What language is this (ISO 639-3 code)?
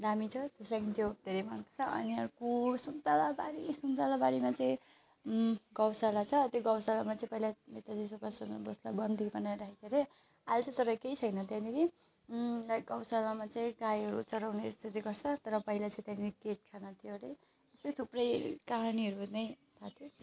nep